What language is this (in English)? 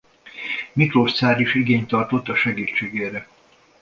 Hungarian